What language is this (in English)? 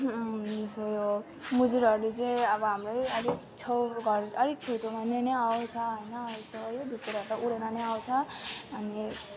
Nepali